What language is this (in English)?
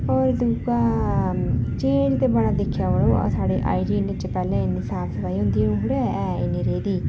Dogri